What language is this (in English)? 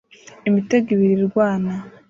Kinyarwanda